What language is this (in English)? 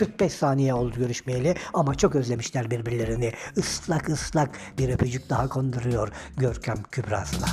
Turkish